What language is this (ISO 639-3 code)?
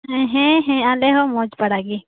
sat